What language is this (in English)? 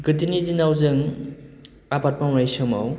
Bodo